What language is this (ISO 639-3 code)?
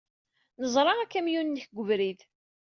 kab